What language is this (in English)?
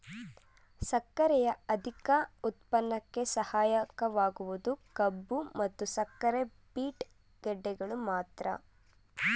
Kannada